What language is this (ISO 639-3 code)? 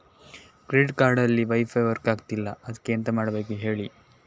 kan